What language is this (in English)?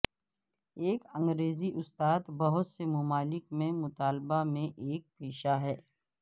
Urdu